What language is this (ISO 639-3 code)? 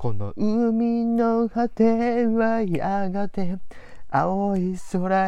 jpn